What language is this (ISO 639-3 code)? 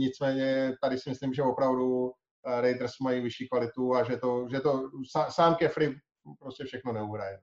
ces